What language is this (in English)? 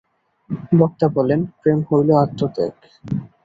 Bangla